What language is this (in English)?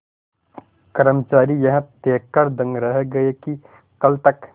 Hindi